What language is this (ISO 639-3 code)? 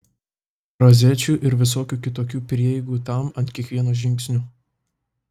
lit